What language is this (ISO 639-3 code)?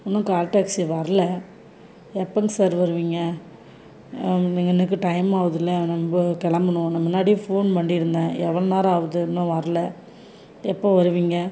tam